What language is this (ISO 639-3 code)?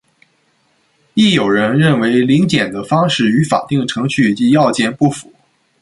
zho